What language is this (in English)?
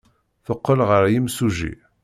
Kabyle